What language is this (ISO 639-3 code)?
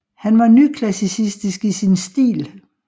dan